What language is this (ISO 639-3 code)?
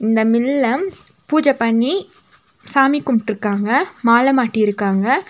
tam